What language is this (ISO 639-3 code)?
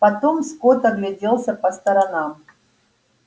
rus